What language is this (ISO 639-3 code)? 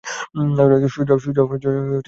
ben